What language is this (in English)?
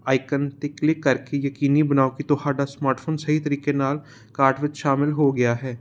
Punjabi